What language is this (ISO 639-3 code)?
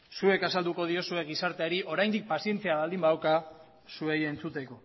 eus